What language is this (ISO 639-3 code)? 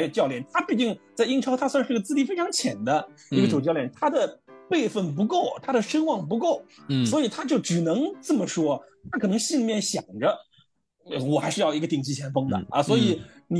zho